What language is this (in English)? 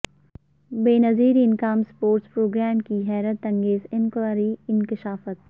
Urdu